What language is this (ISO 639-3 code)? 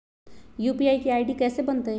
mag